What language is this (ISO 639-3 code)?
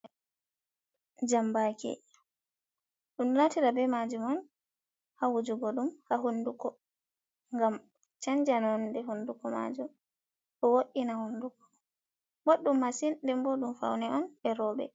ful